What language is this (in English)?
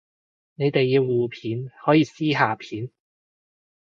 Cantonese